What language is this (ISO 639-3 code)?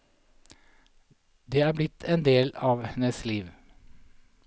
nor